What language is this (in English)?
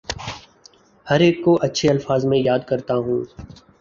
Urdu